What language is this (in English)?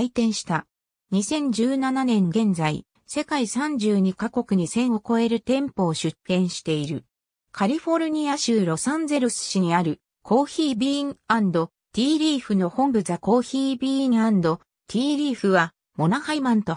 Japanese